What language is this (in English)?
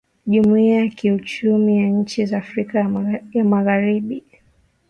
Swahili